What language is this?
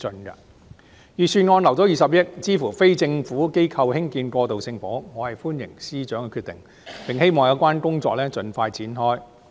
Cantonese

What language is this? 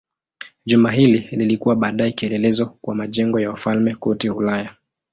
Swahili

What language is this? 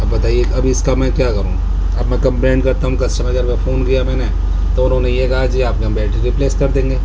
Urdu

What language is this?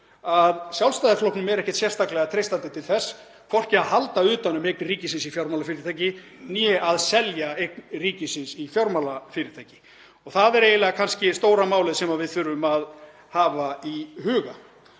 Icelandic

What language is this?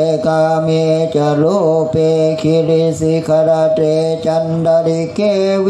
Thai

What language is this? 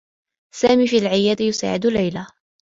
Arabic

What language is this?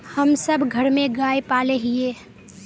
Magahi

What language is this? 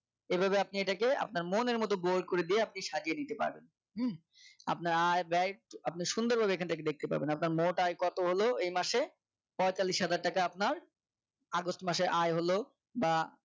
Bangla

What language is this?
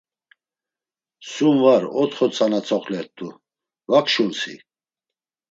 Laz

